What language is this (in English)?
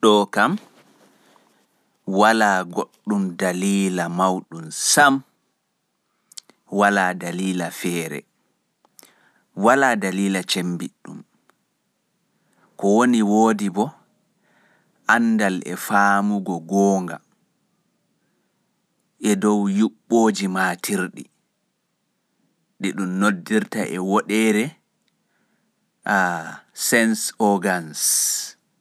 Fula